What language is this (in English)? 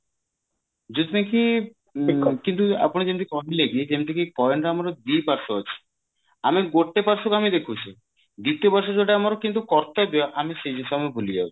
Odia